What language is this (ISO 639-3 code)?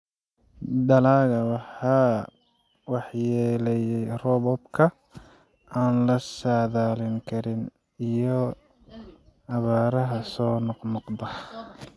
som